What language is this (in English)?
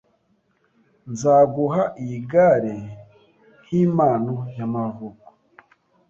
Kinyarwanda